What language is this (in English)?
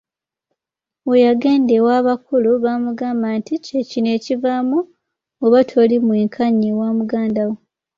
Ganda